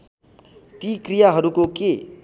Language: Nepali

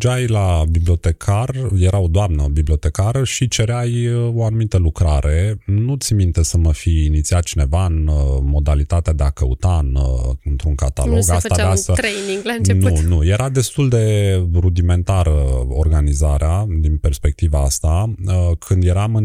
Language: Romanian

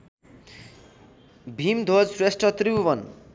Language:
Nepali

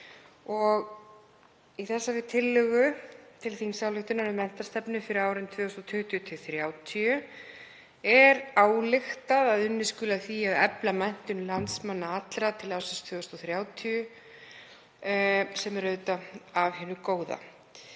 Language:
Icelandic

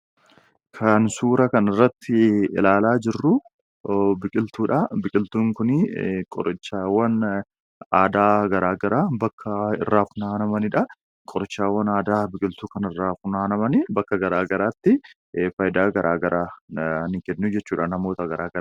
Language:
Oromo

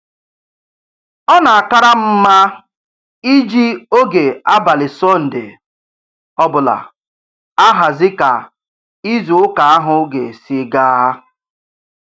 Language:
Igbo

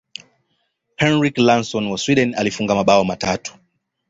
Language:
Swahili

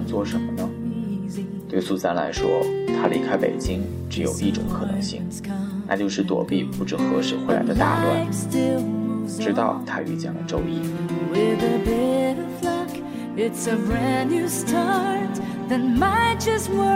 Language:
Chinese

